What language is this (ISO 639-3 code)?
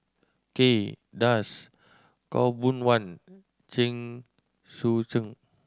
eng